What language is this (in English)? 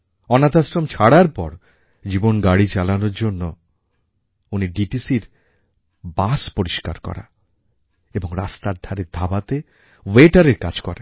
Bangla